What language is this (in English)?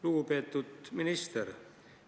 Estonian